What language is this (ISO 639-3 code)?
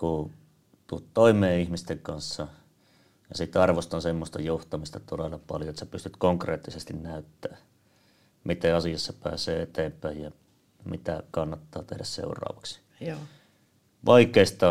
fin